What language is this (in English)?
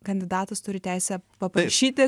Lithuanian